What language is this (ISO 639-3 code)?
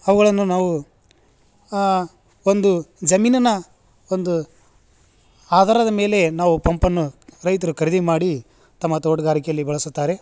kan